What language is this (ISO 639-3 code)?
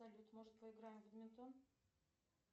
rus